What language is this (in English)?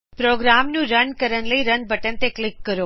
Punjabi